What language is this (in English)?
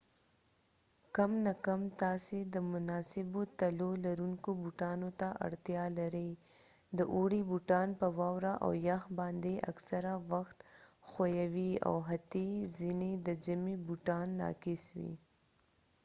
Pashto